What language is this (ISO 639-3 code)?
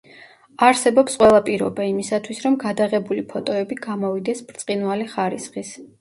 kat